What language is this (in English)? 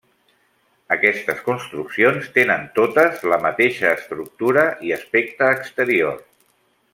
Catalan